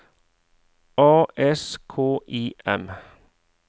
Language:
Norwegian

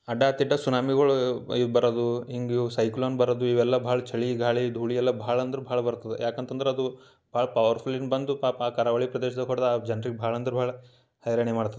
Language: Kannada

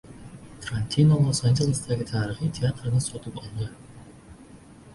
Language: Uzbek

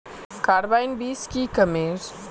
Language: Magahi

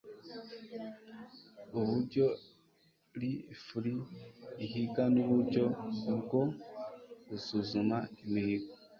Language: Kinyarwanda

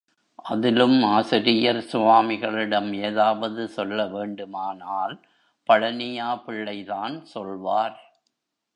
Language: Tamil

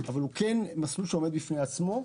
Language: Hebrew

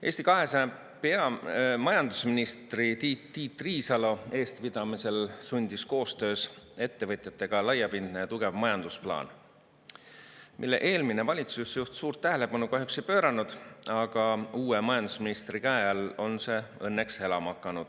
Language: Estonian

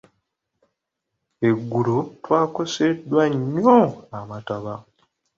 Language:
Ganda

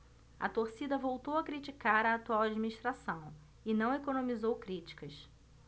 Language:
Portuguese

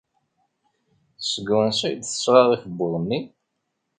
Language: Kabyle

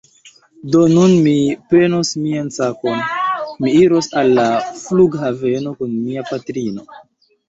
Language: Esperanto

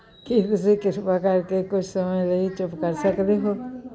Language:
Punjabi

